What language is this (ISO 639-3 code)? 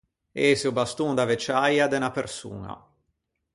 lij